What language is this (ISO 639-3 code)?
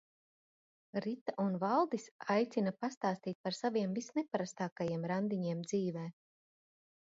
lav